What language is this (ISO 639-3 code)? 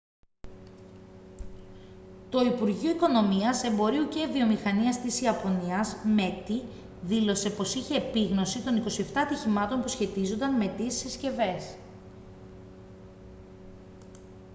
ell